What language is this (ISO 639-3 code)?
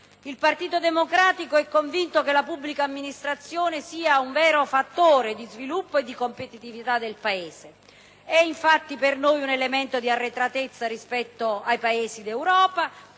ita